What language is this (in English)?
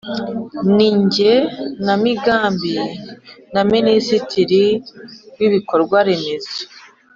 Kinyarwanda